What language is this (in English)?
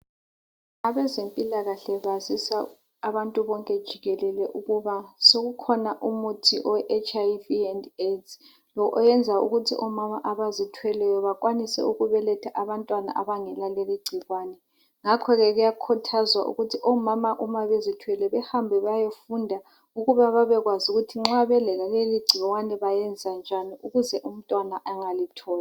North Ndebele